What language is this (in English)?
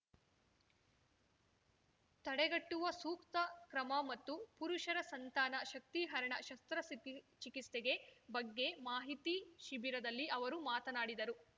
Kannada